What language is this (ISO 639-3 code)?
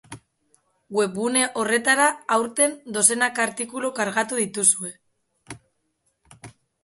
eus